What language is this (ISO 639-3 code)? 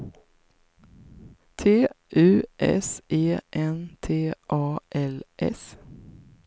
swe